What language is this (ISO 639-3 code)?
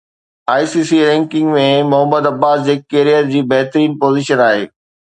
snd